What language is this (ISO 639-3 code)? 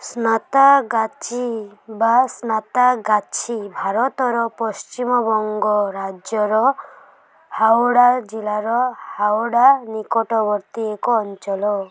ori